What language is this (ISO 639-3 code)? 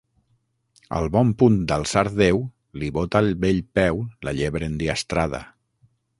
cat